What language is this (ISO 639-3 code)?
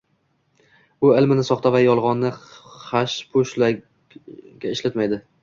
uzb